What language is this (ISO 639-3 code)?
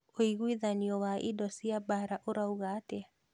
kik